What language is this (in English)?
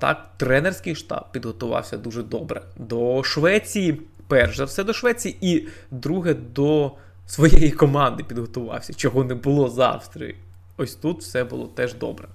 Ukrainian